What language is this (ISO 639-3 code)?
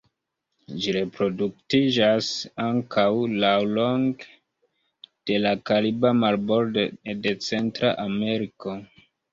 epo